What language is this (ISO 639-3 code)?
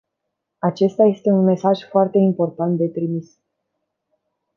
ron